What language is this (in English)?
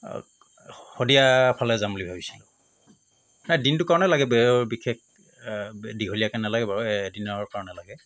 Assamese